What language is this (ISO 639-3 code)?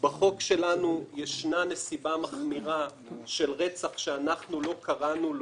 heb